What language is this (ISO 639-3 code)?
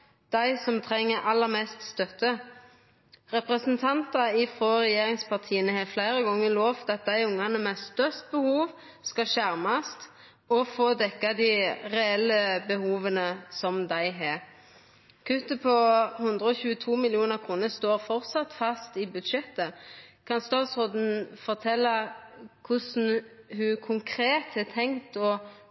nno